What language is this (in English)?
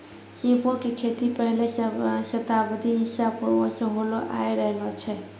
Maithili